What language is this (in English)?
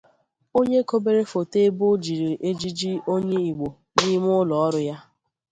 Igbo